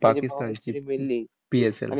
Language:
Marathi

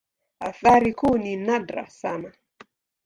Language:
Swahili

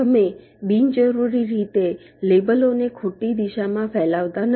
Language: Gujarati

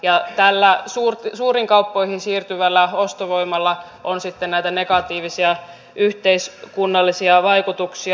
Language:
Finnish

